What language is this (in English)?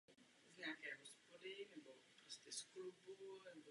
Czech